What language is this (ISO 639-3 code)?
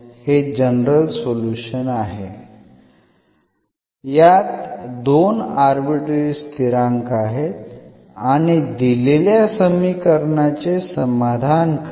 mar